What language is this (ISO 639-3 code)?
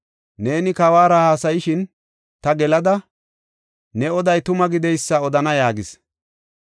gof